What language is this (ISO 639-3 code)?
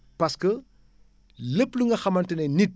wol